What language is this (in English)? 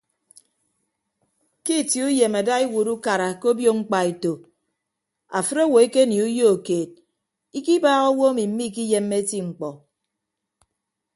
Ibibio